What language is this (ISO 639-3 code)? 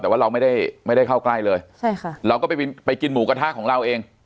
tha